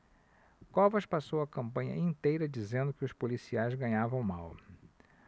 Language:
Portuguese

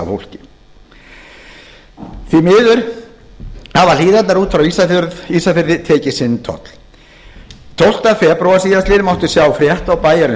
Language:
Icelandic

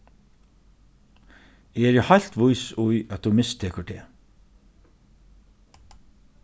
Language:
Faroese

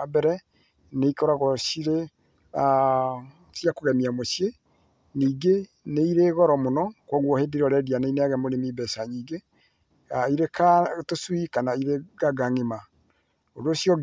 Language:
Kikuyu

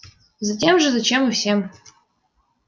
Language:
Russian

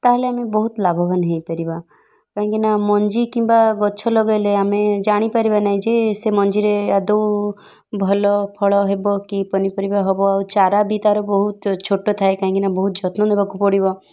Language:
Odia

